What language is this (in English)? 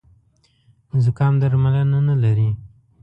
Pashto